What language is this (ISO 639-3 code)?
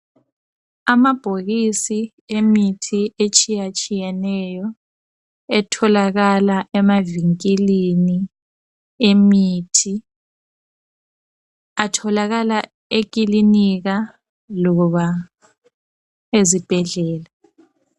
nde